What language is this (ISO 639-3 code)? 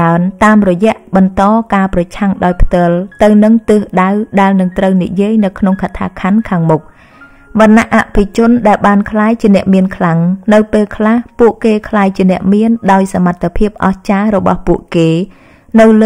vie